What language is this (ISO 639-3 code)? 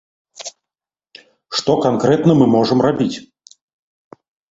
bel